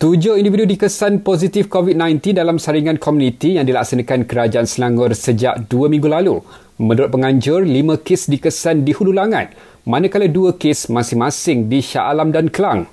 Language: Malay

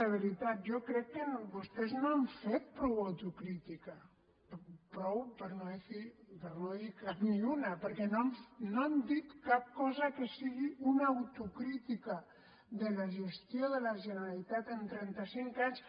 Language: Catalan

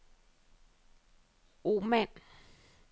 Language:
Danish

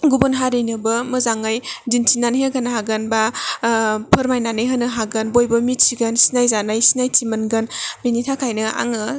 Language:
Bodo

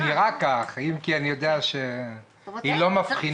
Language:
Hebrew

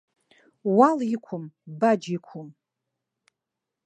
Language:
Abkhazian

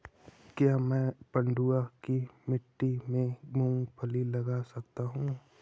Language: Hindi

